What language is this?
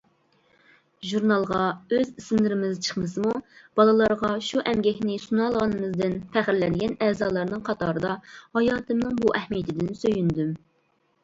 Uyghur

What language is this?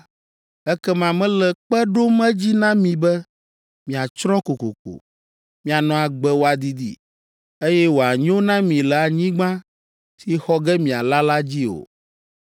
Ewe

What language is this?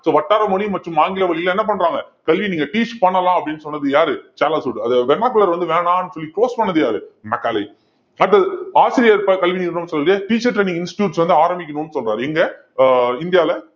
Tamil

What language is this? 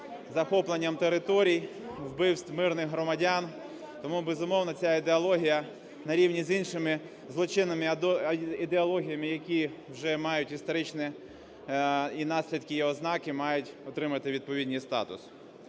Ukrainian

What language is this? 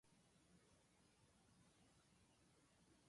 Japanese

